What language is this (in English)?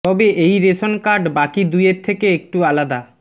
Bangla